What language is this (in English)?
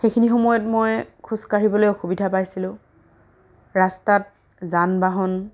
Assamese